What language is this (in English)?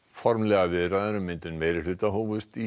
Icelandic